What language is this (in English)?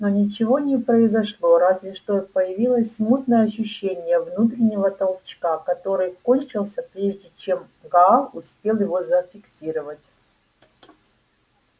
Russian